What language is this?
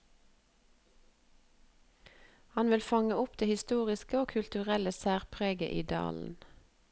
Norwegian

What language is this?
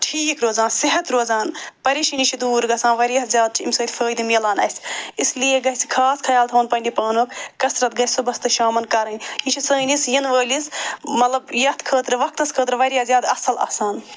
Kashmiri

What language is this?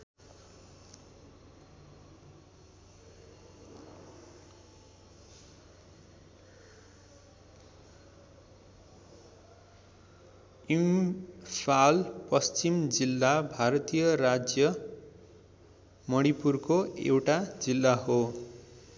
Nepali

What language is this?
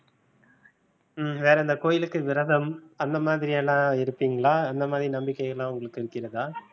Tamil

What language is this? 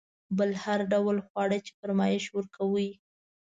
Pashto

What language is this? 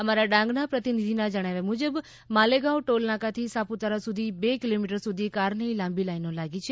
Gujarati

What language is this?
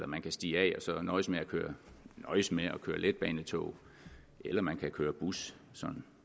Danish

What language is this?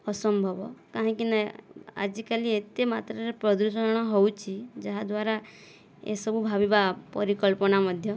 Odia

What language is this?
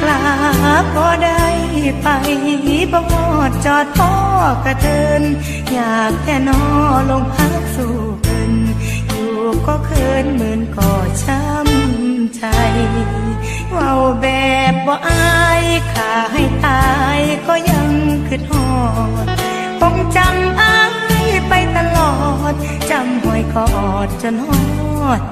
Thai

